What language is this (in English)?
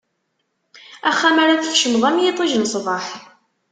Kabyle